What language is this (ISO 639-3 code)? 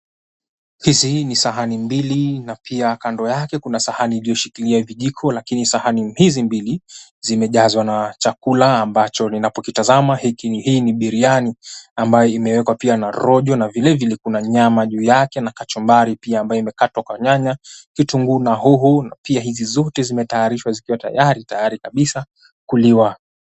swa